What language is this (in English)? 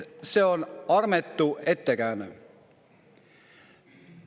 Estonian